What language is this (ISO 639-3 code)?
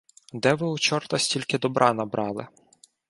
ukr